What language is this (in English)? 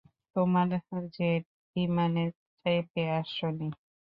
Bangla